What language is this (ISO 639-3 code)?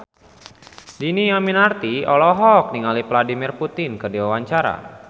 sun